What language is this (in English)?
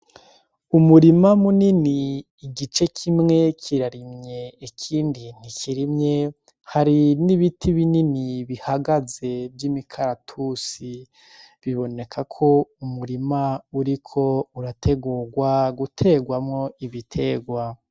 Rundi